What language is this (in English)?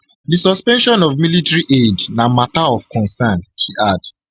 Nigerian Pidgin